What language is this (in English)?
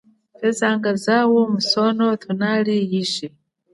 Chokwe